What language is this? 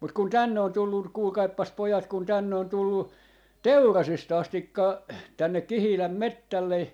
Finnish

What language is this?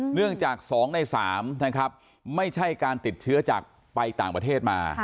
Thai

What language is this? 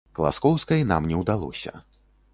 Belarusian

